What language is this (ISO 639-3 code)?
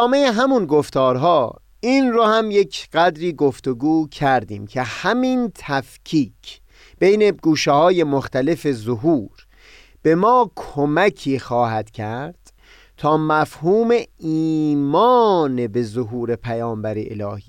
fas